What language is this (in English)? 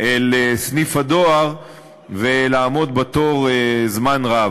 Hebrew